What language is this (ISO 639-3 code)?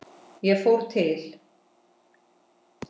isl